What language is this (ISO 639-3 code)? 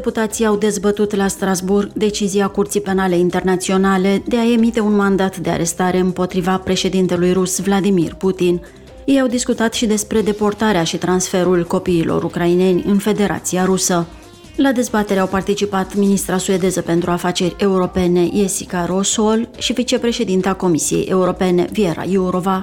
ron